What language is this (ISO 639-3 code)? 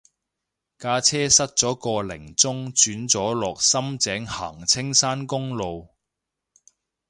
yue